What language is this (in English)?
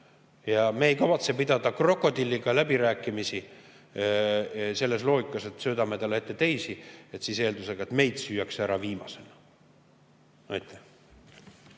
Estonian